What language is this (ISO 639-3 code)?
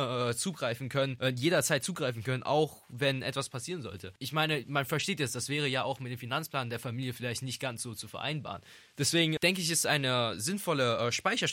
deu